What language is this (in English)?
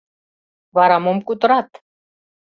Mari